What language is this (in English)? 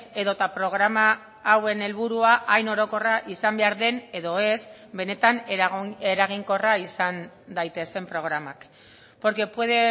Basque